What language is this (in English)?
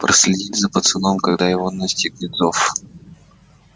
Russian